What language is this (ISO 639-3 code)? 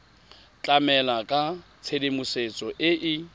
tsn